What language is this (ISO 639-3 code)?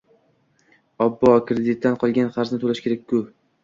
uzb